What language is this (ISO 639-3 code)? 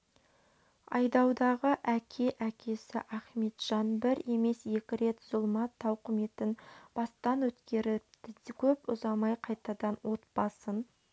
kaz